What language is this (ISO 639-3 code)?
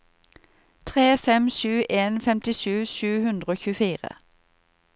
nor